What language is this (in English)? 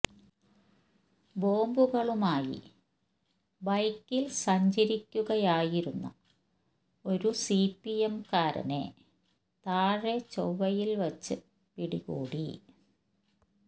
Malayalam